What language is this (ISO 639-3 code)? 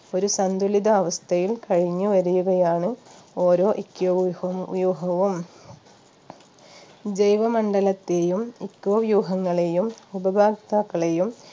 mal